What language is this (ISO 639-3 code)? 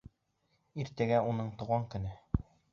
bak